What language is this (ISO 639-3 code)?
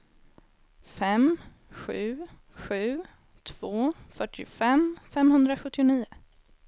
swe